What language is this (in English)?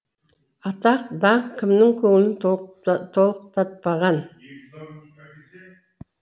Kazakh